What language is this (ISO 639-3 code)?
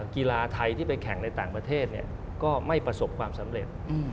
tha